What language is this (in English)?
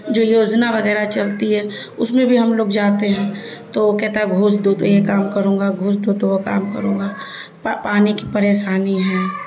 Urdu